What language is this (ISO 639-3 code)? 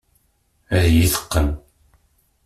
kab